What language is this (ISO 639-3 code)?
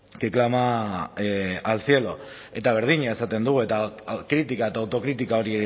eus